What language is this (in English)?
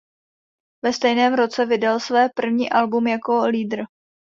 Czech